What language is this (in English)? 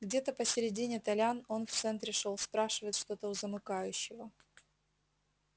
Russian